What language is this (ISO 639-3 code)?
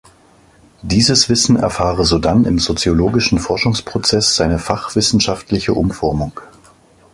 deu